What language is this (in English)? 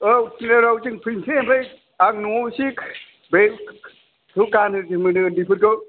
Bodo